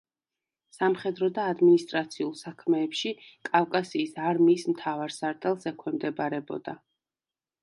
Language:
Georgian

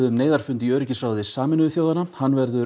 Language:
Icelandic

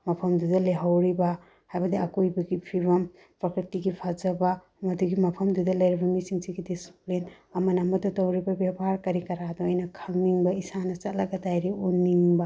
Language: Manipuri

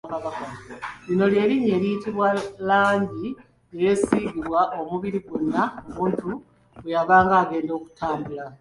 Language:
Ganda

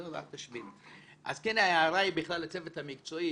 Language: Hebrew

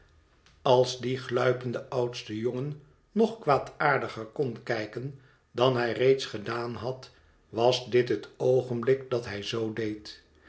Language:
Dutch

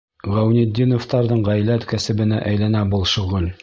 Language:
Bashkir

